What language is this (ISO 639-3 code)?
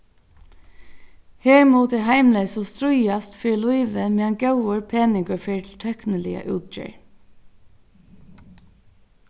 fao